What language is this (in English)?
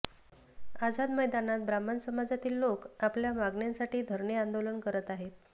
Marathi